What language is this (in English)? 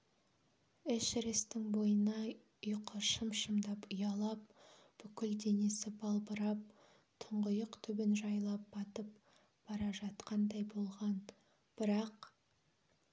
Kazakh